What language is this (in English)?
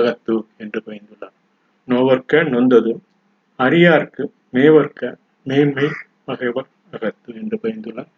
Tamil